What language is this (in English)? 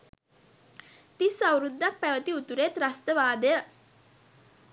Sinhala